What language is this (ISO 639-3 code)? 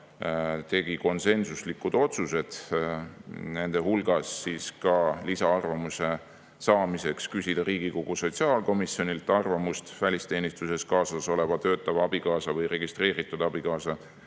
est